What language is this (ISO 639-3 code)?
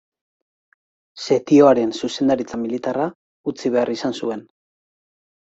eus